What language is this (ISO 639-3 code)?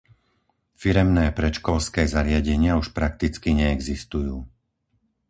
slk